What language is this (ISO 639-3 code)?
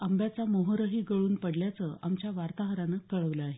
mar